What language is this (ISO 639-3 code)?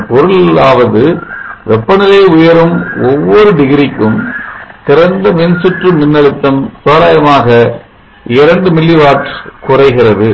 tam